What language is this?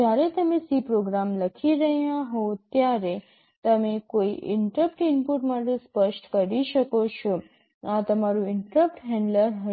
Gujarati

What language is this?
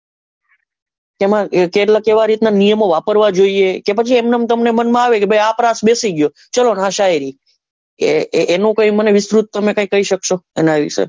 Gujarati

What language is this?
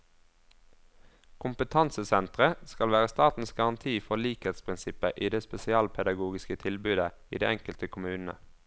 Norwegian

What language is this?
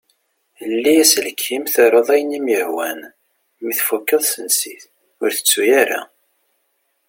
Kabyle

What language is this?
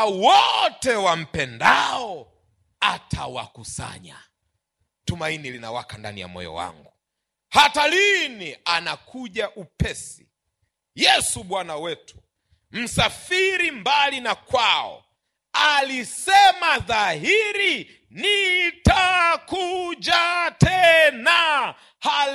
Swahili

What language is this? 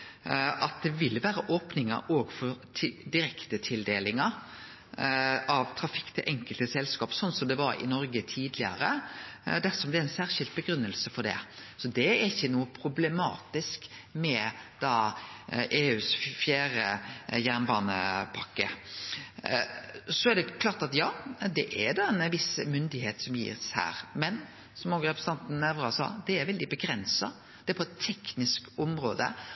Norwegian Nynorsk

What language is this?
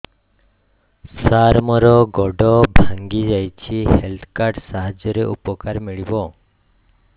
Odia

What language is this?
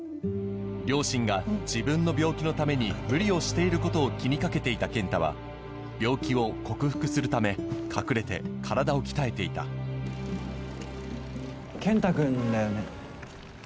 Japanese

